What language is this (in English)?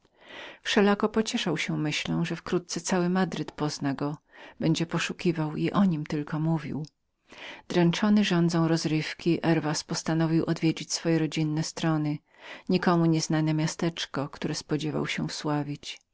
Polish